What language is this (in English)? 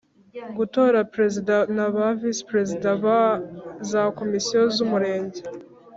Kinyarwanda